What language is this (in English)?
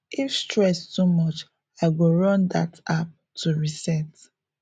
Nigerian Pidgin